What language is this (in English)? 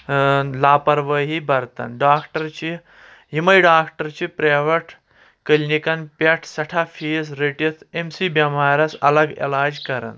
Kashmiri